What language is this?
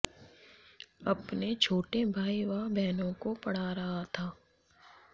Hindi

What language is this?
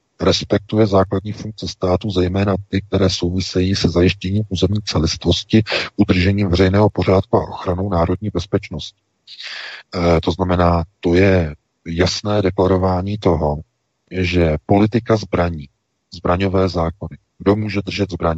Czech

